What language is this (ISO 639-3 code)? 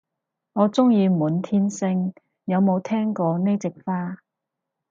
yue